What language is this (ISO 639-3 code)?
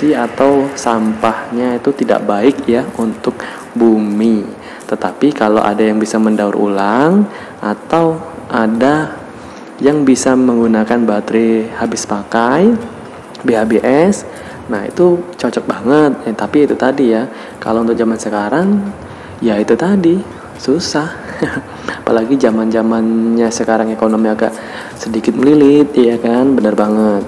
ind